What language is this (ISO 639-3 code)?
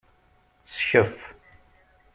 kab